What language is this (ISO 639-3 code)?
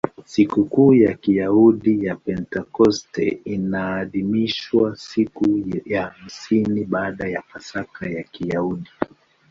swa